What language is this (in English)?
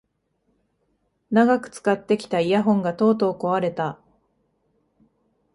Japanese